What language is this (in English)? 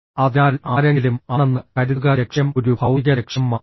Malayalam